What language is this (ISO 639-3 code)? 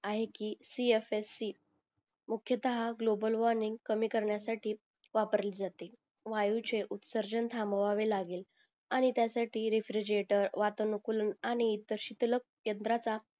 mar